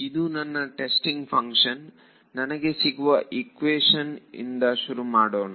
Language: Kannada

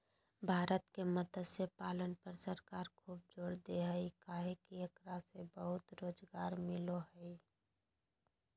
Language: Magahi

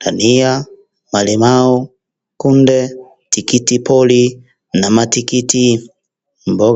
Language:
Swahili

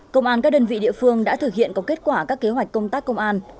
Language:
Vietnamese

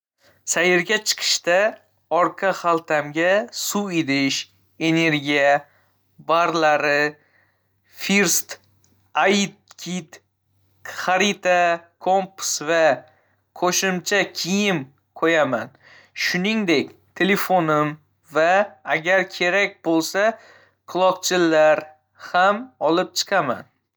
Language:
Uzbek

